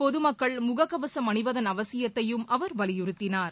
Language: Tamil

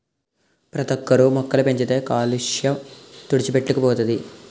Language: Telugu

